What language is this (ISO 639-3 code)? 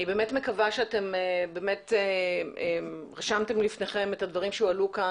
heb